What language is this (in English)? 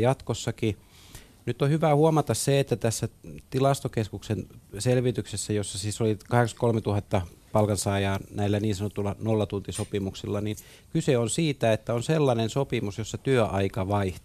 Finnish